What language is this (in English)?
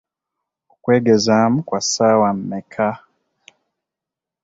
Ganda